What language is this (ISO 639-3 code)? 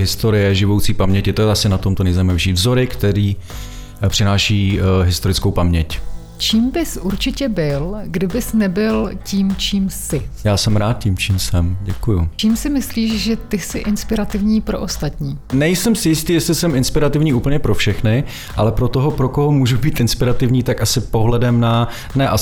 ces